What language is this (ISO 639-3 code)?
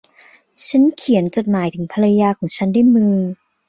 tha